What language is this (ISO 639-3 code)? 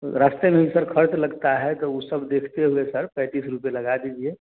hin